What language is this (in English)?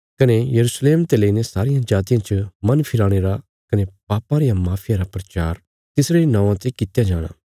Bilaspuri